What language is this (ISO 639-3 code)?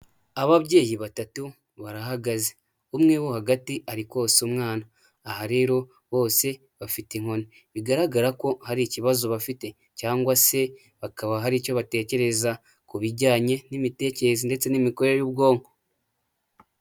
kin